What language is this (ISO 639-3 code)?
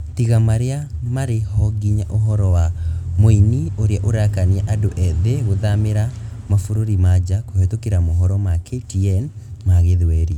kik